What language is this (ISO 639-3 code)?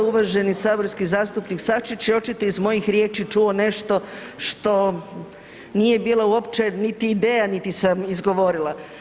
hrv